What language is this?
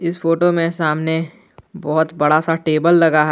Hindi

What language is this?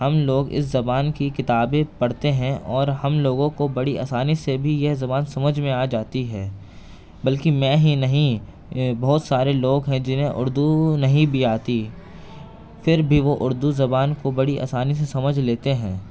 Urdu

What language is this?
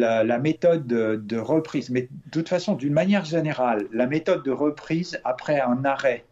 French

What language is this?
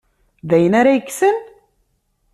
Kabyle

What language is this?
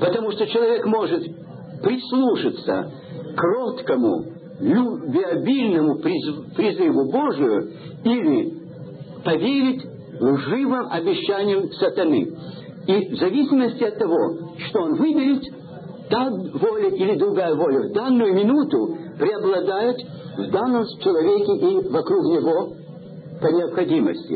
Russian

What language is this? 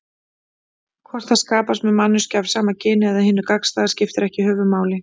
Icelandic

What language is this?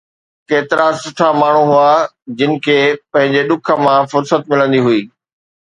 Sindhi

